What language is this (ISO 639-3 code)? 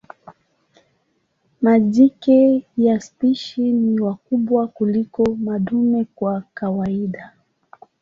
swa